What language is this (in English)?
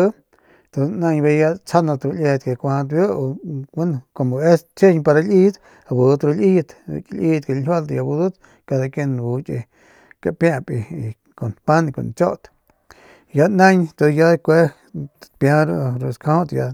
Northern Pame